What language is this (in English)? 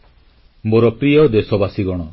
Odia